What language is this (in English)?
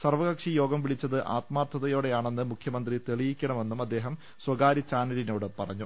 Malayalam